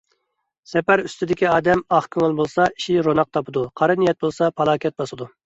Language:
Uyghur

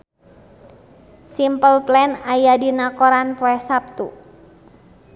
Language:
Sundanese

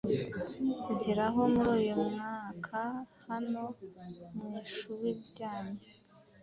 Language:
Kinyarwanda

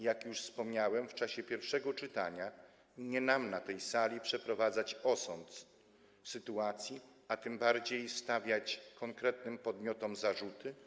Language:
Polish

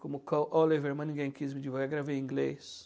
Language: Portuguese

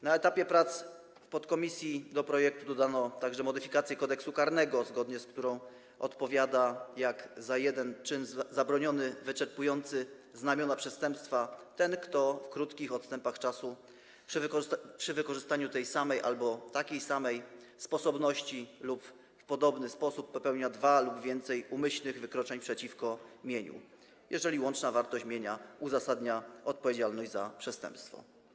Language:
Polish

